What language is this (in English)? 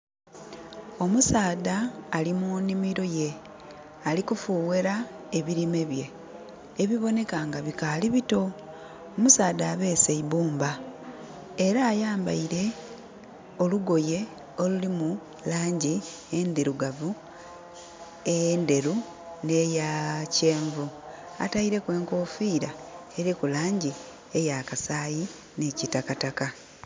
Soga